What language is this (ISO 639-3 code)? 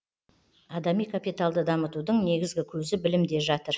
kaz